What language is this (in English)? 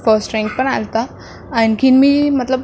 Marathi